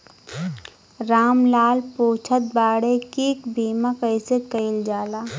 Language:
Bhojpuri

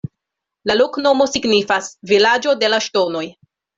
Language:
Esperanto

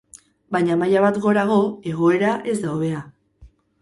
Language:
Basque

